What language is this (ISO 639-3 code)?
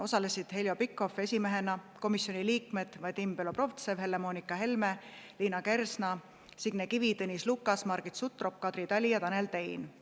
est